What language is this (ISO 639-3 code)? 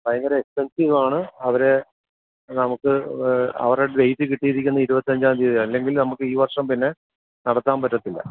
mal